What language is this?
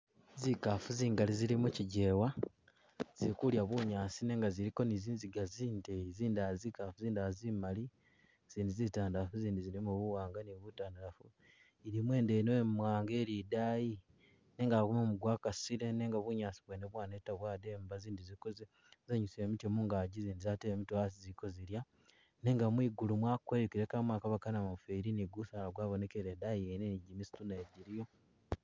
Masaaba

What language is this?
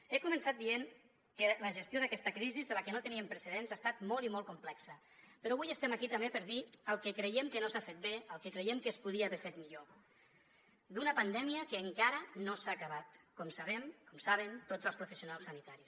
Catalan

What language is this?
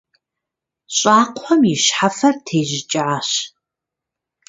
Kabardian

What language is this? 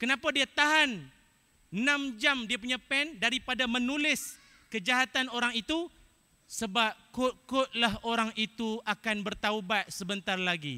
Malay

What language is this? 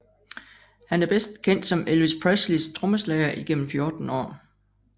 Danish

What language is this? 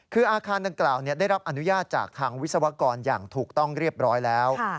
Thai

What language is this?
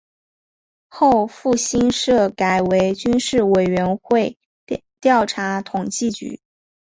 Chinese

